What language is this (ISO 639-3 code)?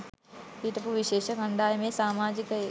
sin